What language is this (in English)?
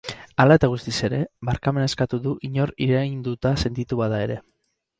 Basque